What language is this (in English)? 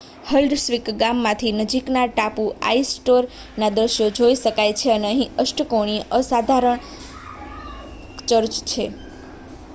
Gujarati